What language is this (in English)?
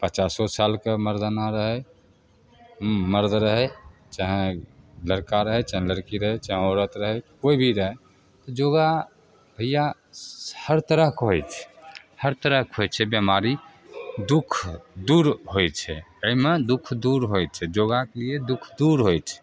Maithili